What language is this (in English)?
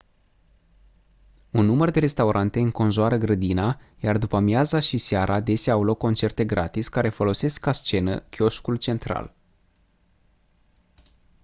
Romanian